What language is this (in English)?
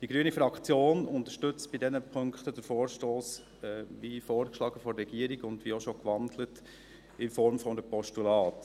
Swiss German